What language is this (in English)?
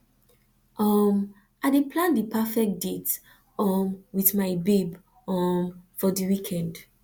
Nigerian Pidgin